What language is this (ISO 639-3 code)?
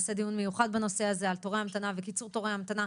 heb